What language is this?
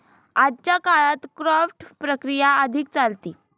Marathi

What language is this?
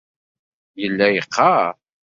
Kabyle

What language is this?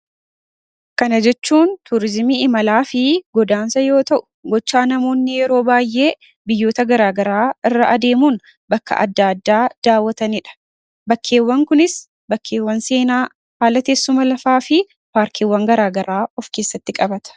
Oromo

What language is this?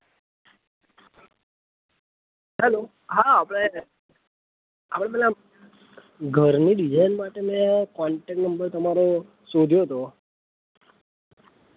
Gujarati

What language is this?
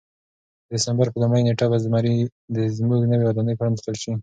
Pashto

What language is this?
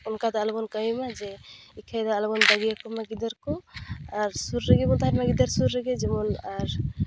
Santali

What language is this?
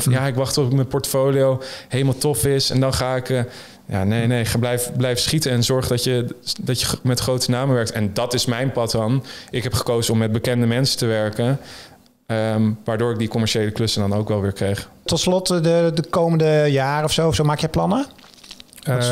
Dutch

